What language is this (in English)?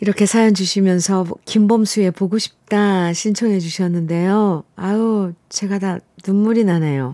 Korean